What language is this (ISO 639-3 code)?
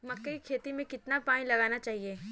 hin